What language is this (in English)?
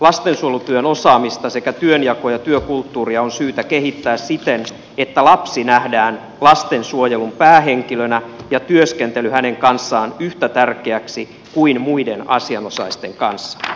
Finnish